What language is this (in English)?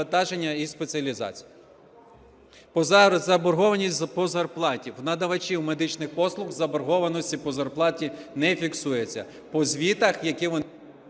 Ukrainian